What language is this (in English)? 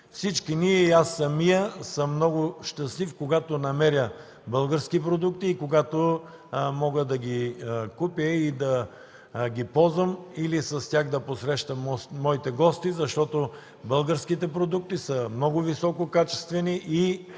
Bulgarian